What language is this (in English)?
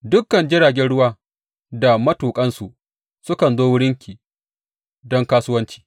Hausa